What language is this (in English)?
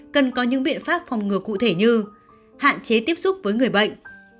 Vietnamese